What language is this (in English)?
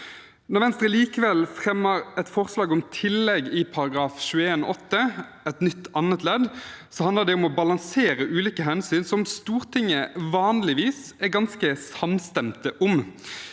Norwegian